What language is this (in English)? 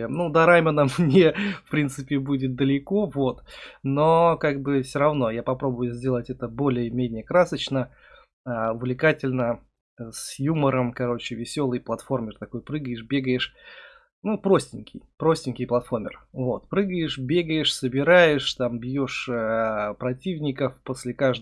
Russian